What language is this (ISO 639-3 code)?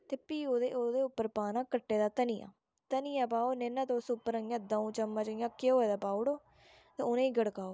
doi